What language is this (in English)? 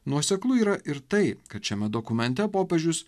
Lithuanian